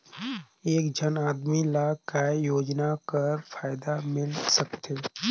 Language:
Chhattisgarhi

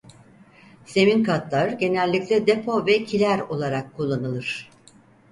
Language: Turkish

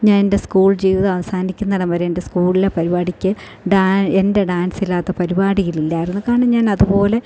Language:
Malayalam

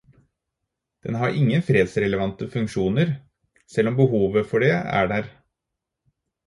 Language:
Norwegian Bokmål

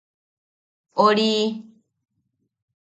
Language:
Yaqui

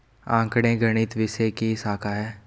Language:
Hindi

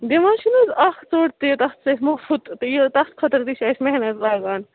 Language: Kashmiri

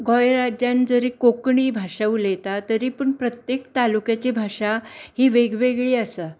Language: Konkani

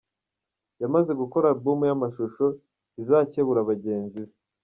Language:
Kinyarwanda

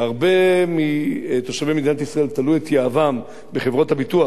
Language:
Hebrew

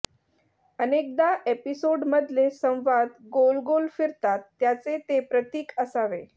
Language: Marathi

